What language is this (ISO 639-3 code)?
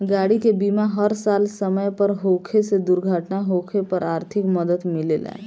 bho